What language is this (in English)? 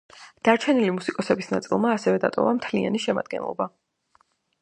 Georgian